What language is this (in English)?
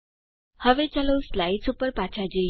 Gujarati